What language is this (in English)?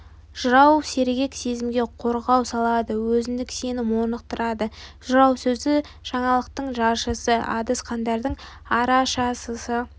Kazakh